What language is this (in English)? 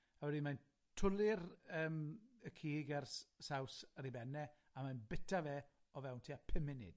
Welsh